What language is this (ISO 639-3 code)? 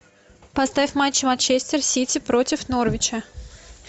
rus